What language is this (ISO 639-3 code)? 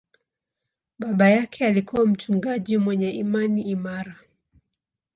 swa